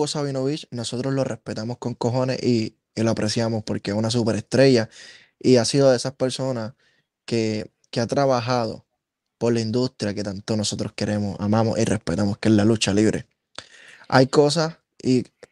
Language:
Spanish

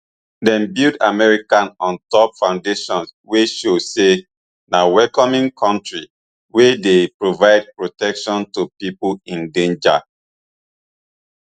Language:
Nigerian Pidgin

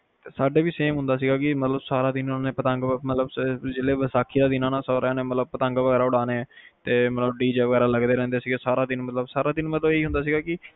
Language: Punjabi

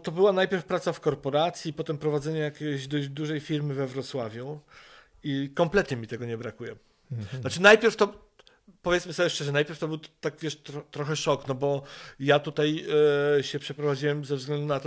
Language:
Polish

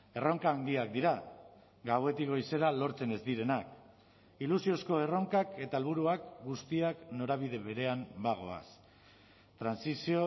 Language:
Basque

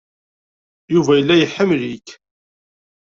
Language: Kabyle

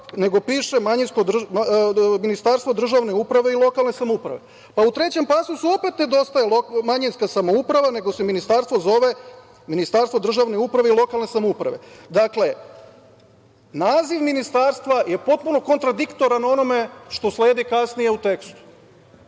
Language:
Serbian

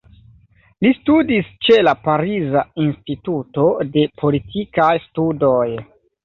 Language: Esperanto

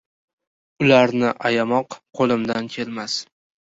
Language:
Uzbek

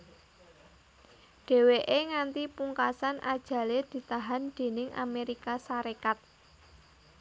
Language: Javanese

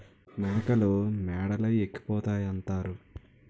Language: Telugu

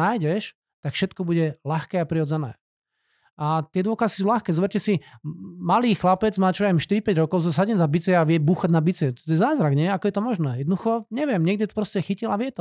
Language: Slovak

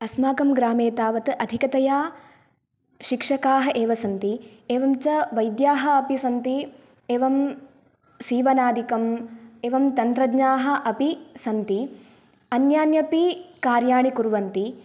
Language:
Sanskrit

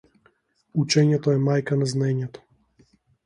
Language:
Macedonian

